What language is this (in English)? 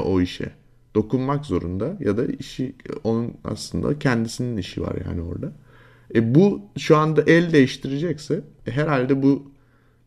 Turkish